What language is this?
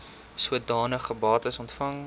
Afrikaans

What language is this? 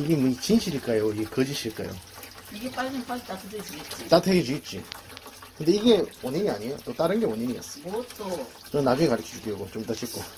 Korean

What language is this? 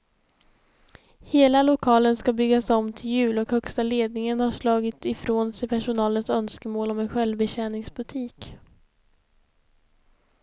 Swedish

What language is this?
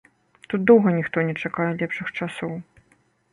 Belarusian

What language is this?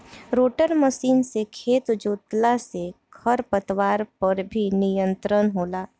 Bhojpuri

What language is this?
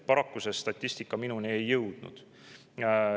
Estonian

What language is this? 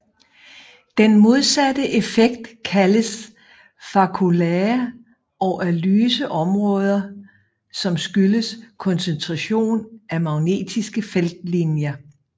Danish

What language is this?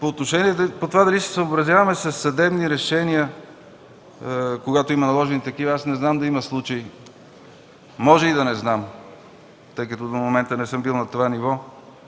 Bulgarian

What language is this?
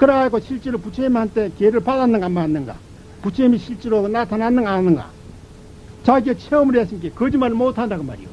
Korean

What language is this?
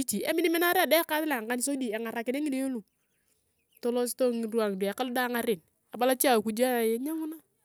Turkana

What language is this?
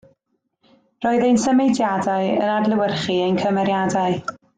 Welsh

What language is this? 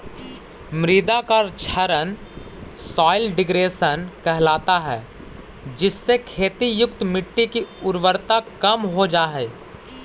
Magahi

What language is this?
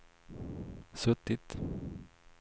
Swedish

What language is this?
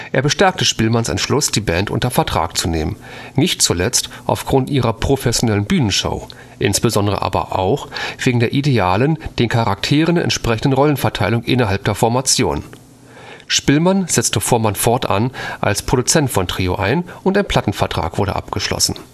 German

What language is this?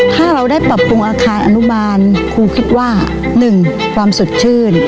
Thai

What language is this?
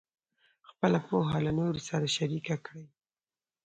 Pashto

